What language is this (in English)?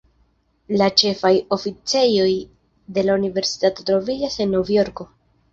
Esperanto